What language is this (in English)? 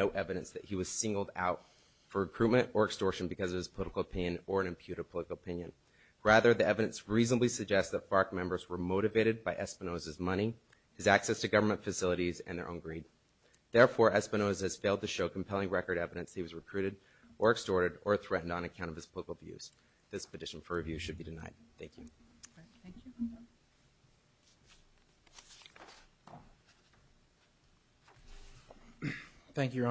English